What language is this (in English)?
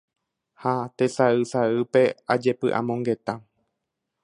Guarani